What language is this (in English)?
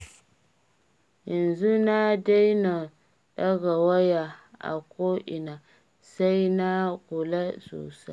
Hausa